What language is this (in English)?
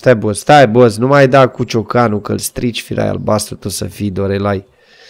Romanian